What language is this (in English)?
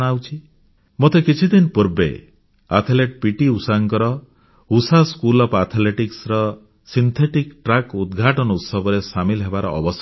Odia